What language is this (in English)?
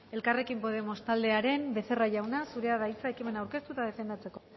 Basque